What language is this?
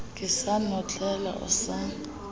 Southern Sotho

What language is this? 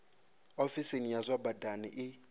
Venda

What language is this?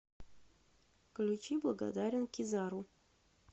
Russian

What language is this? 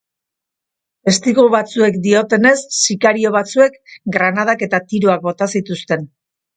Basque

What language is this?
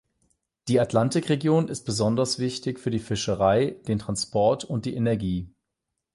German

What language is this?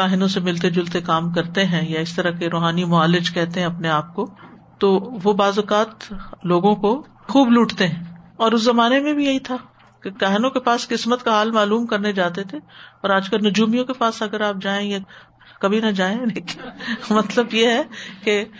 Urdu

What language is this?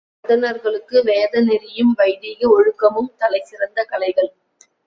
Tamil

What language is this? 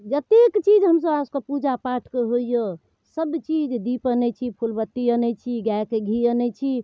Maithili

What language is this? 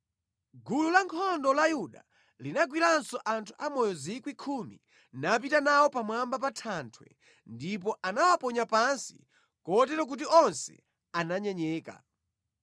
Nyanja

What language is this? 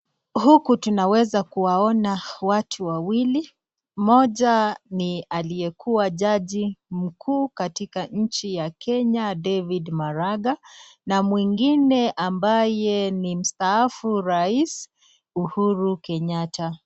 Swahili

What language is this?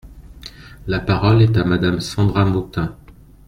French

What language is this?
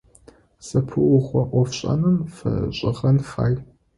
Adyghe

